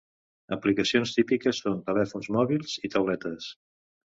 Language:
Catalan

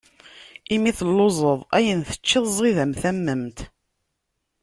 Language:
Kabyle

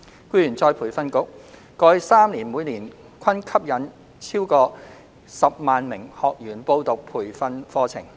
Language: Cantonese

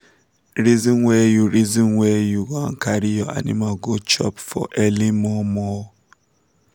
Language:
Nigerian Pidgin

